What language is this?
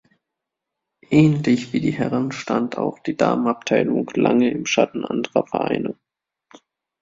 German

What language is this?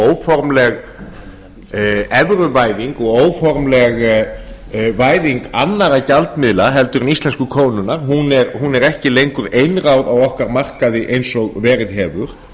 Icelandic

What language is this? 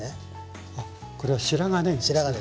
Japanese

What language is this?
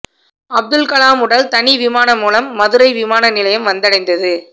Tamil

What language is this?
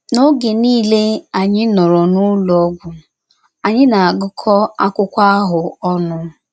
Igbo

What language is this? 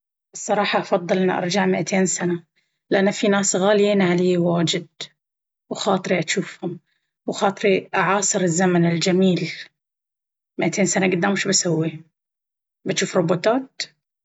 Baharna Arabic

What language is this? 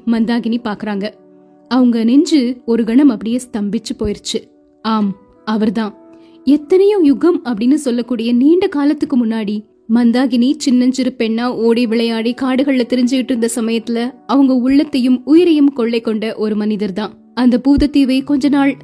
Tamil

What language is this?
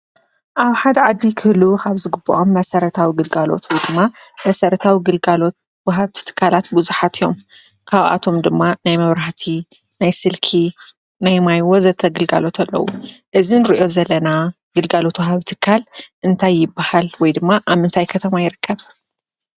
Tigrinya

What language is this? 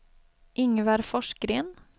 Swedish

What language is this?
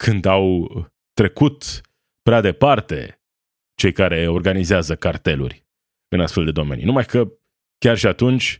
Romanian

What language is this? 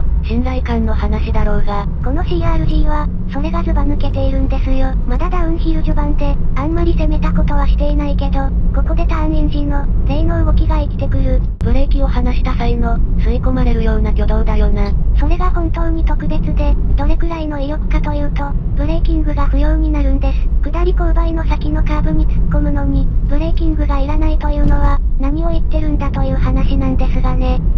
Japanese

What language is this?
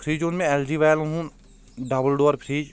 Kashmiri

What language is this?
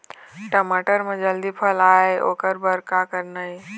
Chhattisgarhi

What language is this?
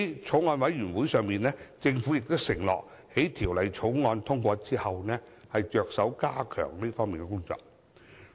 Cantonese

